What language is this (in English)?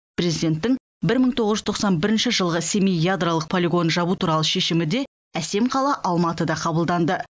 Kazakh